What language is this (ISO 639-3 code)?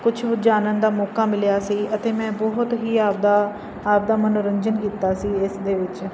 pan